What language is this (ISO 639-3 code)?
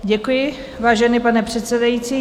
ces